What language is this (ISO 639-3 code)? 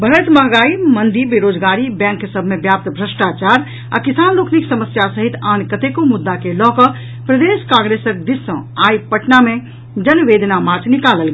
mai